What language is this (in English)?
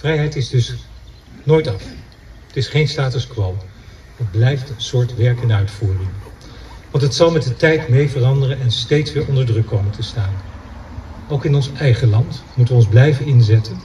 Dutch